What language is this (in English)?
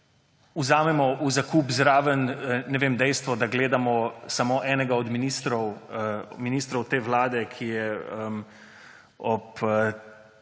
Slovenian